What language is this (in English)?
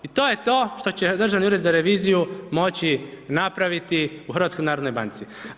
Croatian